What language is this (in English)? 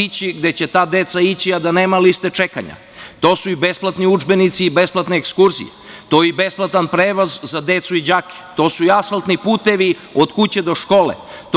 Serbian